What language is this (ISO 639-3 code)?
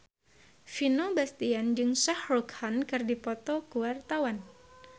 sun